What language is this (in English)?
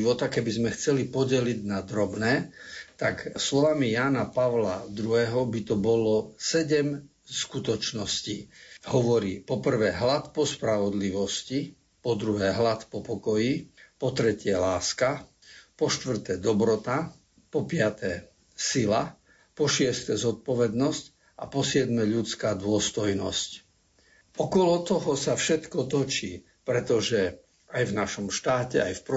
Slovak